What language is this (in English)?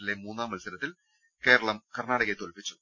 Malayalam